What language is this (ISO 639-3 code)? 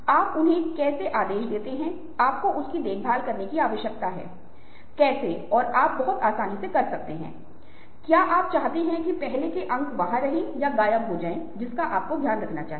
hin